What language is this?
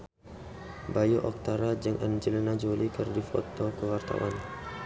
Sundanese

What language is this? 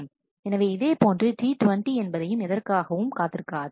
Tamil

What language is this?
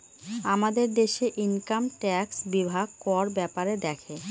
Bangla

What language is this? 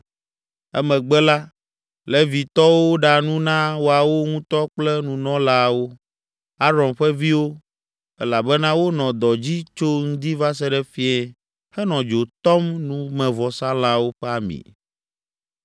Ewe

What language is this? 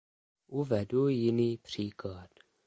Czech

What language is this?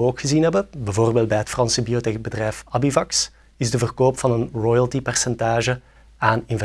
Dutch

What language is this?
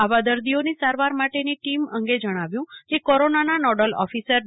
Gujarati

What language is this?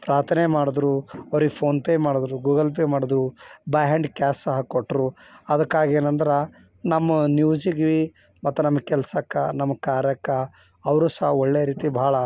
Kannada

